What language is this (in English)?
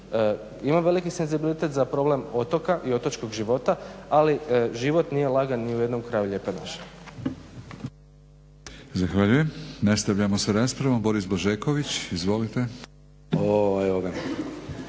Croatian